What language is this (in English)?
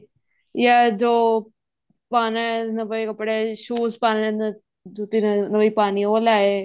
Punjabi